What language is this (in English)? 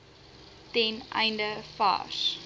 Afrikaans